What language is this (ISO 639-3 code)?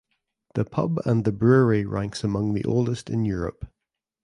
eng